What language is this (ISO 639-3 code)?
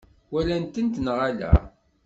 kab